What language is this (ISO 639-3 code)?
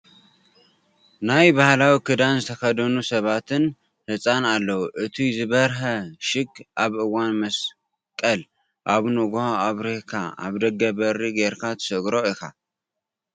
tir